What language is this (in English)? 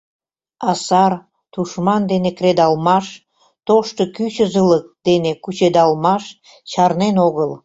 Mari